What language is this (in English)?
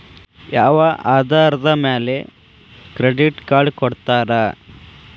Kannada